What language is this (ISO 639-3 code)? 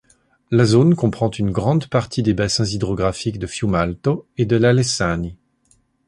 fra